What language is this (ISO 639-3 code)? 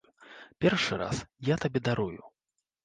bel